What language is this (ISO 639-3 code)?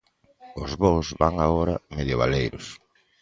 glg